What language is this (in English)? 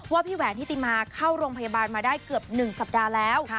Thai